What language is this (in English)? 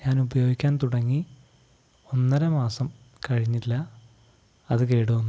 Malayalam